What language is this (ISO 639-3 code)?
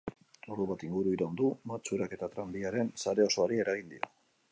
eus